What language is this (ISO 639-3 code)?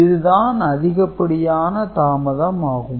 tam